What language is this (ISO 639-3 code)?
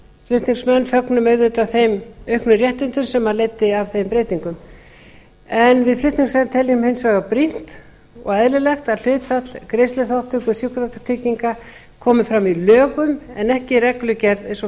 isl